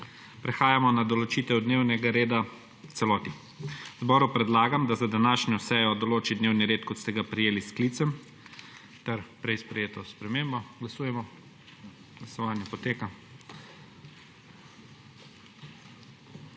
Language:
Slovenian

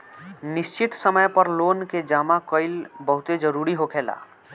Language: Bhojpuri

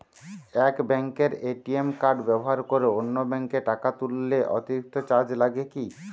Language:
Bangla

